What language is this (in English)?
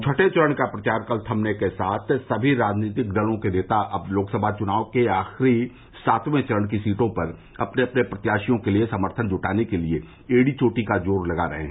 Hindi